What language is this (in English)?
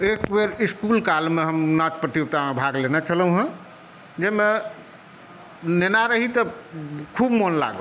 Maithili